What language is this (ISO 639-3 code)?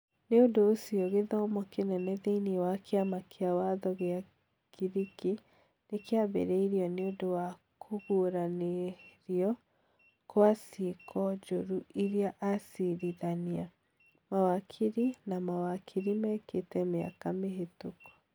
kik